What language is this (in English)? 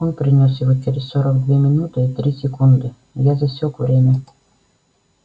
Russian